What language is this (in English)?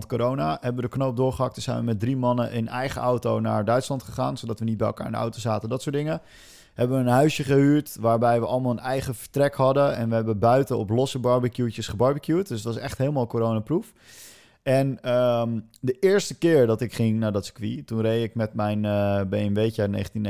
Dutch